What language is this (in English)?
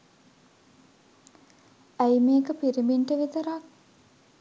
Sinhala